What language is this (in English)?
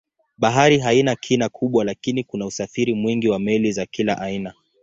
Swahili